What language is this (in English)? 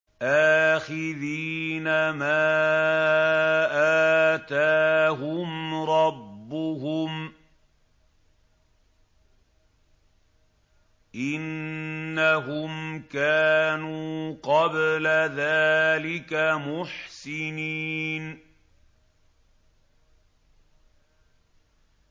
Arabic